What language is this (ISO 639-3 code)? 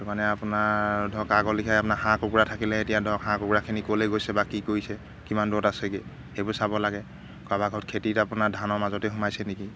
asm